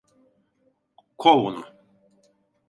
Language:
Turkish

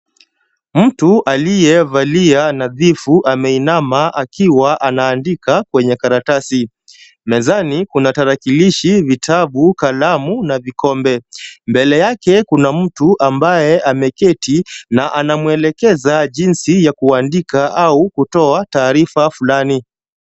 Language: Swahili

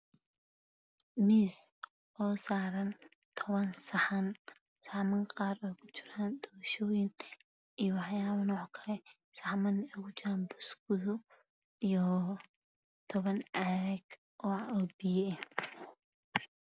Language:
Somali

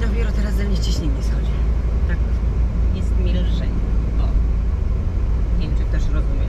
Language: Polish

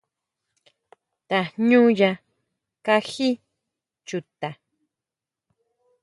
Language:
Huautla Mazatec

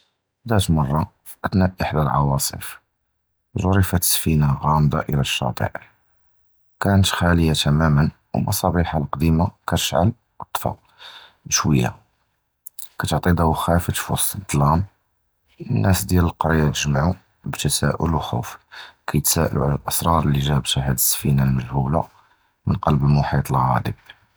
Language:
Judeo-Arabic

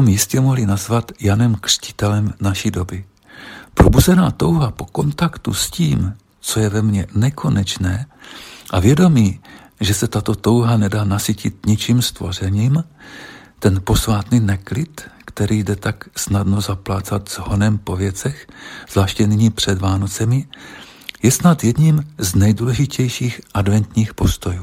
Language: Czech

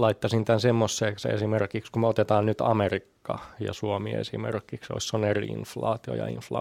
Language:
Finnish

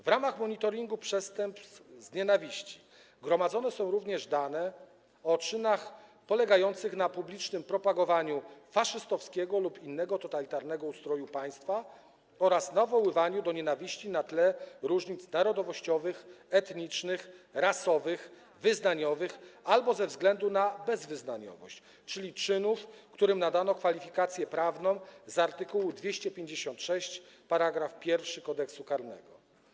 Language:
Polish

